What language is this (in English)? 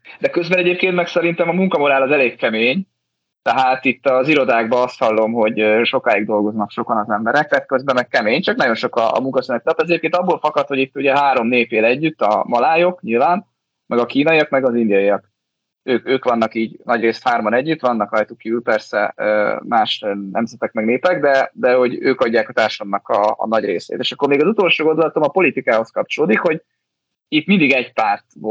Hungarian